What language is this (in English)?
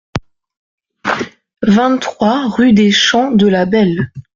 French